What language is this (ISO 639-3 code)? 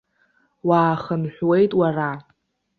abk